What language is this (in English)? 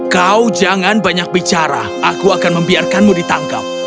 Indonesian